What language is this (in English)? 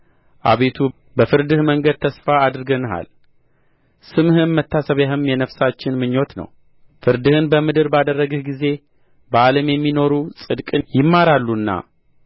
Amharic